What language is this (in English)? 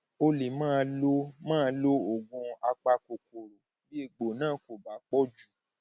Yoruba